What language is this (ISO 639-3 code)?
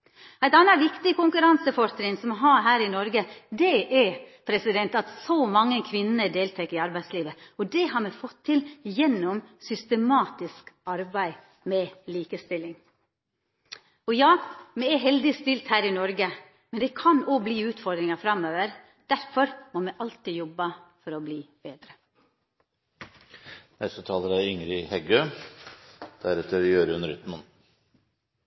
nno